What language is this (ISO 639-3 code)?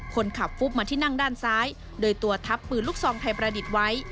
tha